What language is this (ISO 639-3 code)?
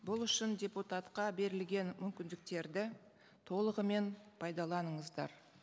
kaz